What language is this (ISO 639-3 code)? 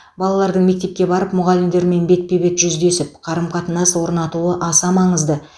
kaz